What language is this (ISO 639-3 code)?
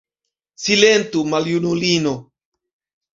epo